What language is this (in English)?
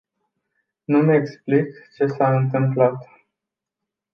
Romanian